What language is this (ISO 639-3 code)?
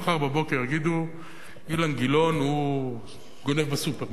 heb